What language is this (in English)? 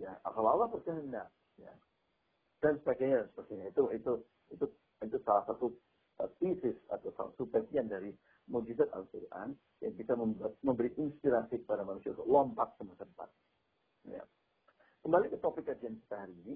Indonesian